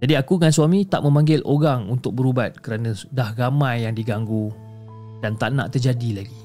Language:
Malay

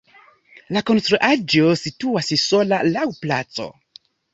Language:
Esperanto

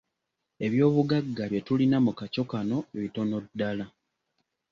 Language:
Ganda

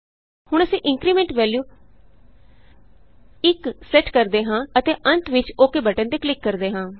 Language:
Punjabi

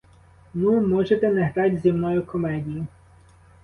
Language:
Ukrainian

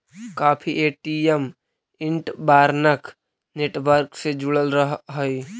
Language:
Magahi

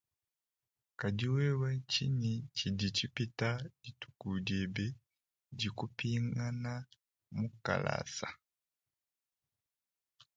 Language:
Luba-Lulua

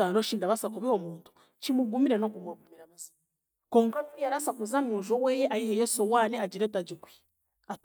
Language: Chiga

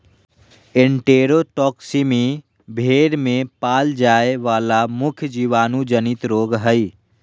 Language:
Magahi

